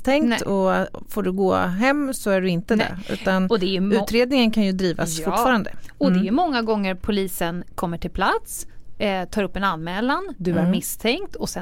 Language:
Swedish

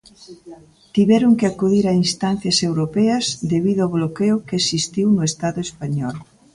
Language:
Galician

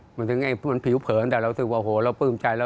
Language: Thai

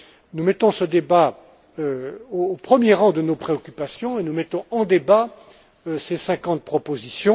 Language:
French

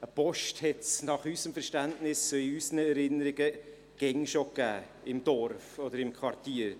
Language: Swiss German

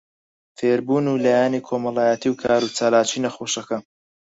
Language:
Central Kurdish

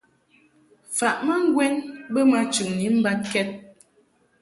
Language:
Mungaka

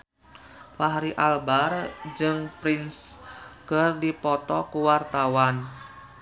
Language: Sundanese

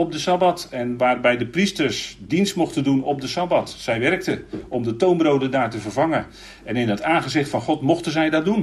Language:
Dutch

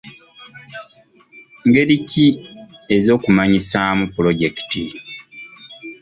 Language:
Ganda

